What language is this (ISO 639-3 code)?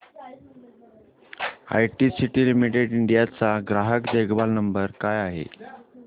mar